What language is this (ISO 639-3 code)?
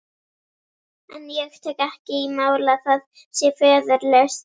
isl